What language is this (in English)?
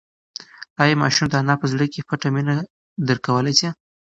Pashto